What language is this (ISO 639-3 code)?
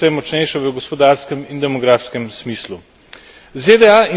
slv